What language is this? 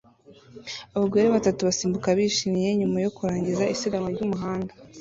Kinyarwanda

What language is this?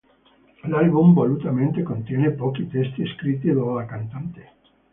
Italian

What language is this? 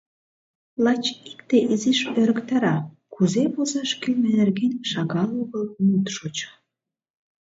Mari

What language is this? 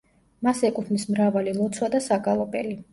Georgian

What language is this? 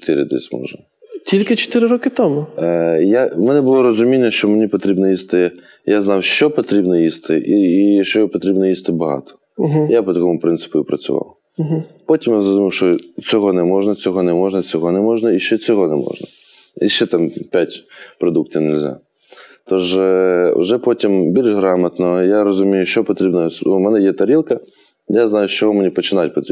Ukrainian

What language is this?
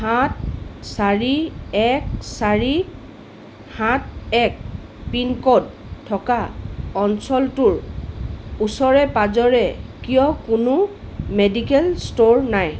Assamese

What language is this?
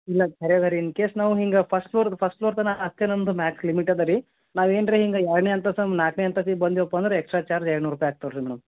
Kannada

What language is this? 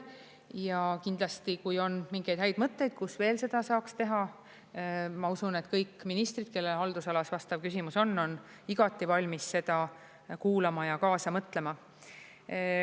Estonian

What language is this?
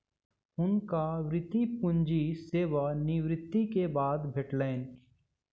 Maithili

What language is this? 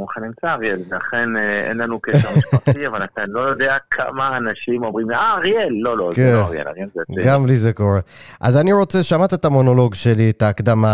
Hebrew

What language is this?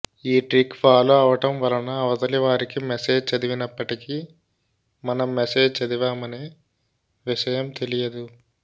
Telugu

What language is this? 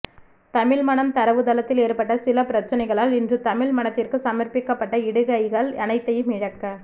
Tamil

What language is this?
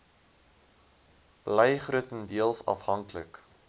Afrikaans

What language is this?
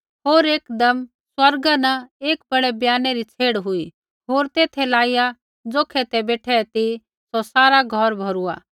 Kullu Pahari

